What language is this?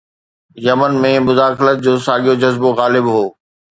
Sindhi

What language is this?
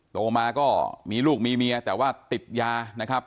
Thai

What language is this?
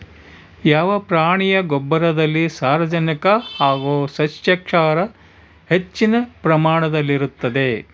Kannada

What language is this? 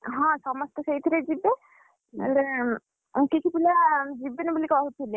Odia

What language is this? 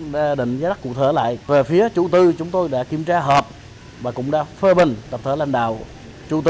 Vietnamese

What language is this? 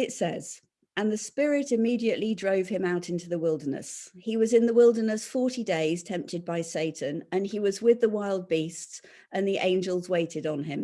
English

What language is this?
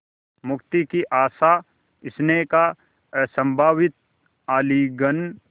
Hindi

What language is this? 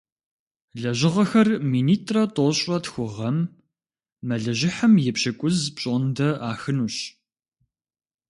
Kabardian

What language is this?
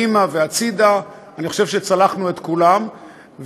Hebrew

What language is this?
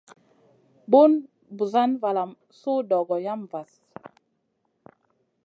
Masana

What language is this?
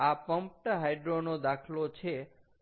Gujarati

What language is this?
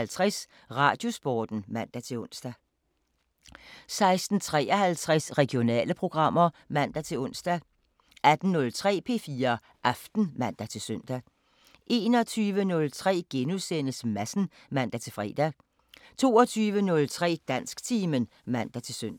Danish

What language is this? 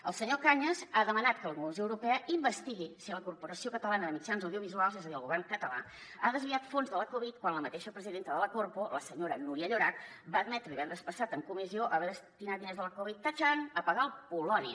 Catalan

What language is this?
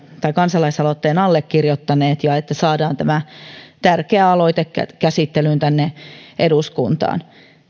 Finnish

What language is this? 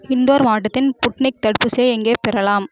Tamil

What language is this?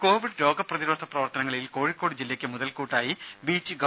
Malayalam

